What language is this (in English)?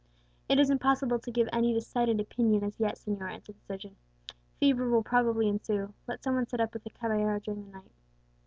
English